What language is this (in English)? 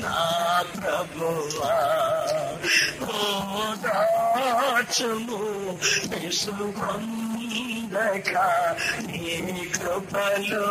Telugu